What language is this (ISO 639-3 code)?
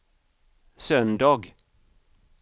swe